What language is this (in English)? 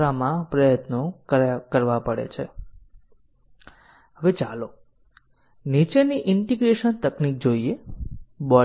Gujarati